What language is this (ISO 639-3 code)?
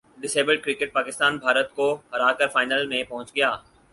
urd